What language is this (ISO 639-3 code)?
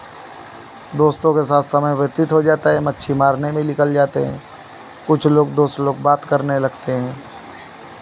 hin